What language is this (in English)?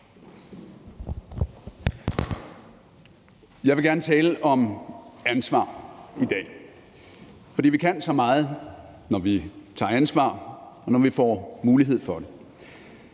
Danish